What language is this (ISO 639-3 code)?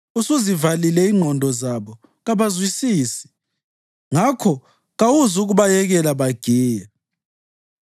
nde